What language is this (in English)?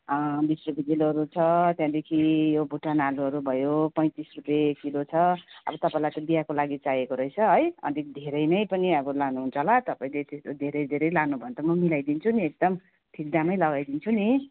Nepali